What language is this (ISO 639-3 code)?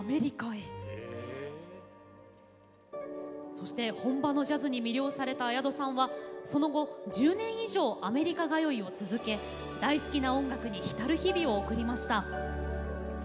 jpn